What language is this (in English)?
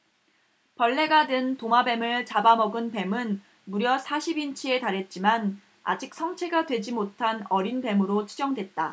Korean